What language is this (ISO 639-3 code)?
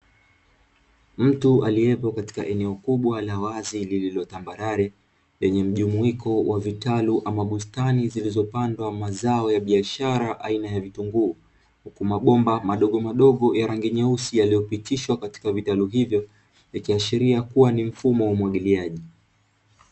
swa